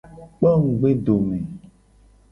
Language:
Gen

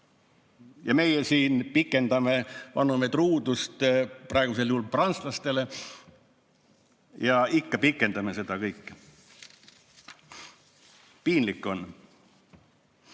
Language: Estonian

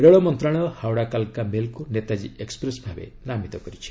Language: Odia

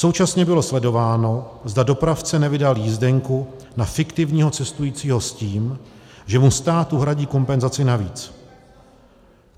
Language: Czech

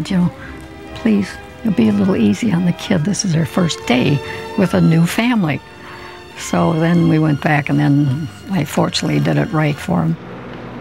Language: English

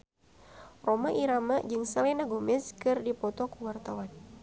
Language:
Sundanese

